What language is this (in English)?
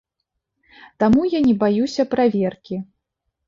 Belarusian